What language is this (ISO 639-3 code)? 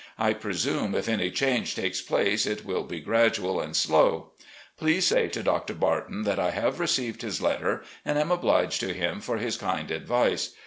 eng